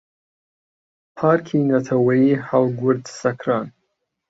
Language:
Central Kurdish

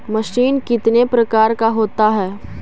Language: Magahi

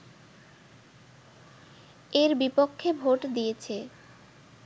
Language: Bangla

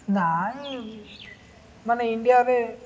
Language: Odia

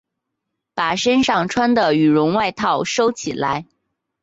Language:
Chinese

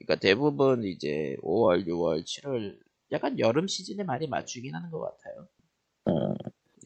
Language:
Korean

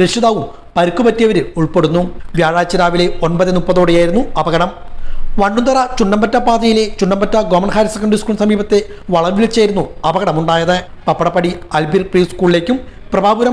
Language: Malayalam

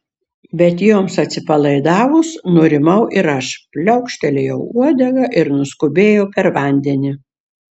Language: Lithuanian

